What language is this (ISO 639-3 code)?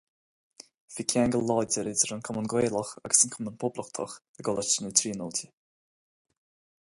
gle